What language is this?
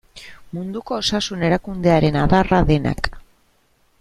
Basque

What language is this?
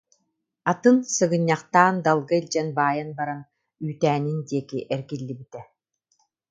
Yakut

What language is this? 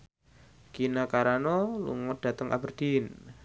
Javanese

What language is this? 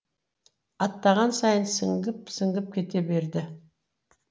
Kazakh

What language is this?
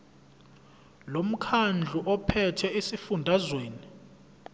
Zulu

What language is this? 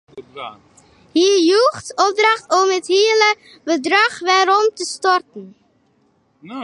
Western Frisian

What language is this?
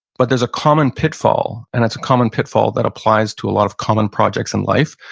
English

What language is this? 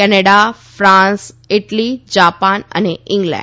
Gujarati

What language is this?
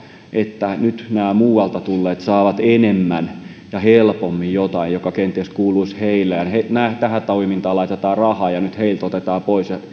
Finnish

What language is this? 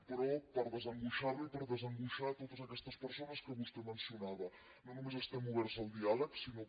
Catalan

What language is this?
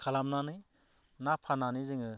Bodo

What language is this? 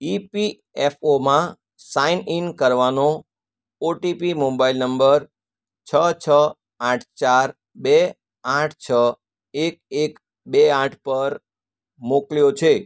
Gujarati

